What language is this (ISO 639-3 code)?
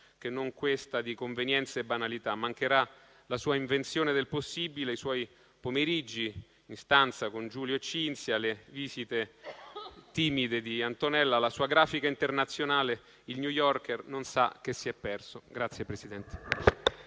ita